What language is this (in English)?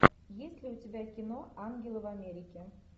Russian